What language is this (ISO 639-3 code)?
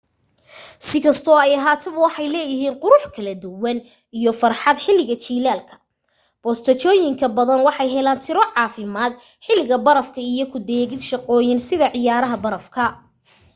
som